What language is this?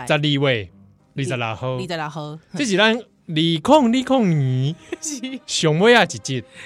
Chinese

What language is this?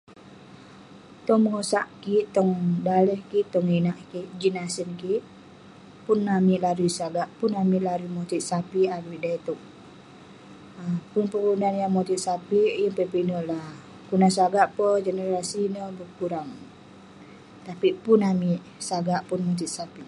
Western Penan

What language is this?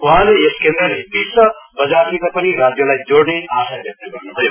Nepali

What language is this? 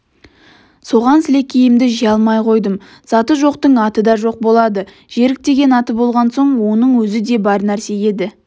Kazakh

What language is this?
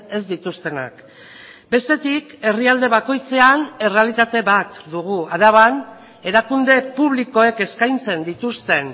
Basque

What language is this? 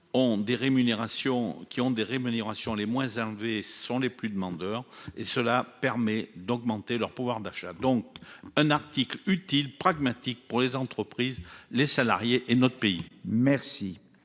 French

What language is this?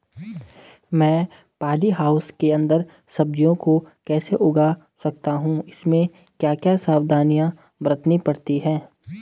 Hindi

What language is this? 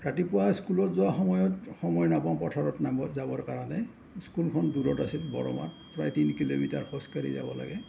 Assamese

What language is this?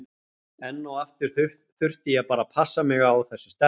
Icelandic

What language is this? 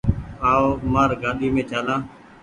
Goaria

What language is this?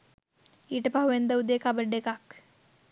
Sinhala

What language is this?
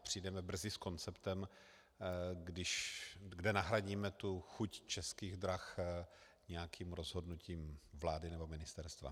Czech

